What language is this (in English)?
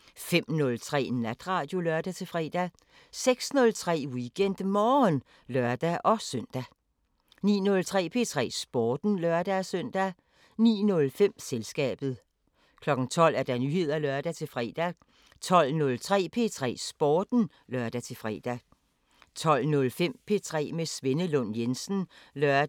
Danish